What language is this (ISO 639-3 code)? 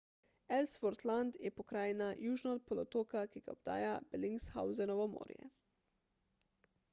slv